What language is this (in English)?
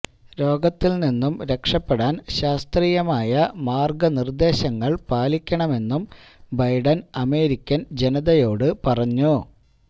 Malayalam